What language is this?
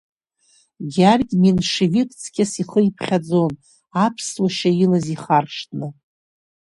Abkhazian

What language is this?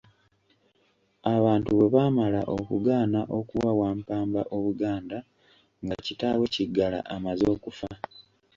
Ganda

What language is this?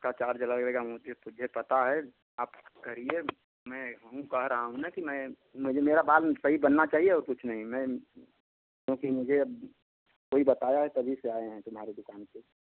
Hindi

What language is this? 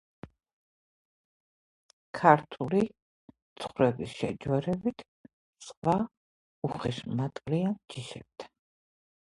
Georgian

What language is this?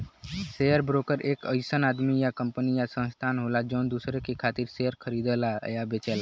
Bhojpuri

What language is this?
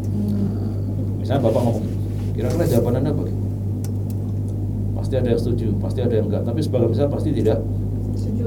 Indonesian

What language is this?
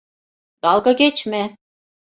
Turkish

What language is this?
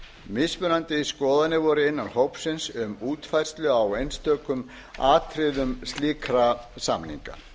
Icelandic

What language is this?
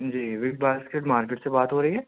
Urdu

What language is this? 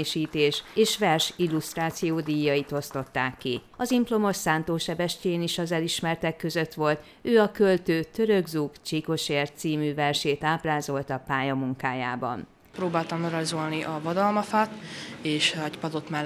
Hungarian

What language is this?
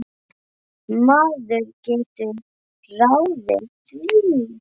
Icelandic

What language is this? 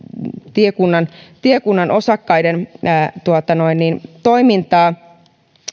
Finnish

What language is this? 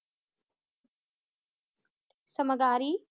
Punjabi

